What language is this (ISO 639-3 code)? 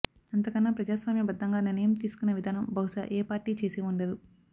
tel